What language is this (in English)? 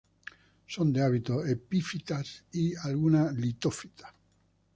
Spanish